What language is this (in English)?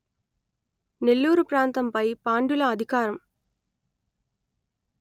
Telugu